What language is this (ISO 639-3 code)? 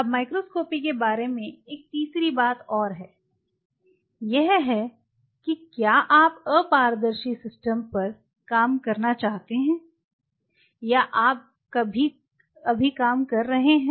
hin